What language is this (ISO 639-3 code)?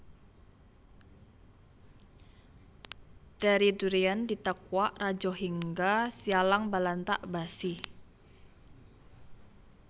jav